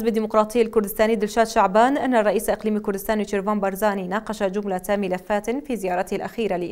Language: Arabic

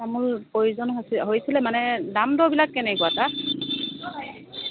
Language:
Assamese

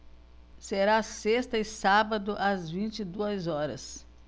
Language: Portuguese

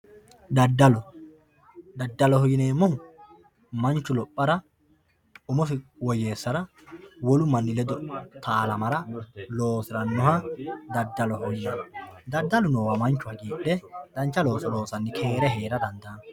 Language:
Sidamo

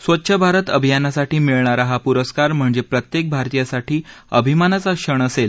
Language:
Marathi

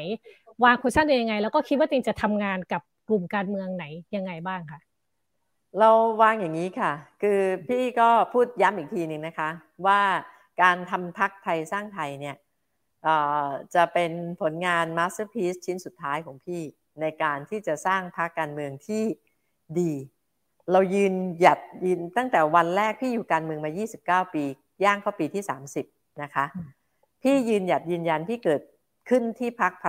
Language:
Thai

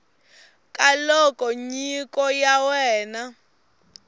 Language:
Tsonga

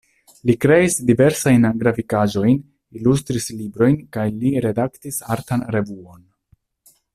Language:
Esperanto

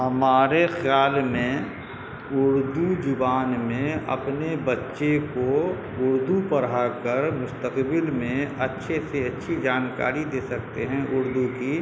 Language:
Urdu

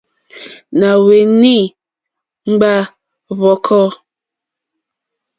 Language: Mokpwe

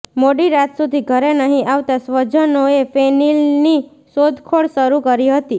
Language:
Gujarati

